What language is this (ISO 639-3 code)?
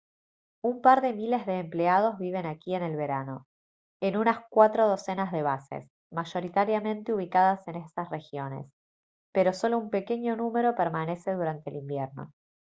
spa